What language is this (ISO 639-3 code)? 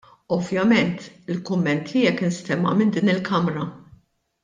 mlt